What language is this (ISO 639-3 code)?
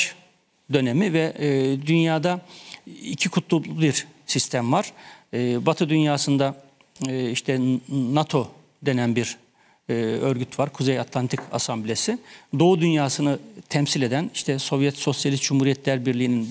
tur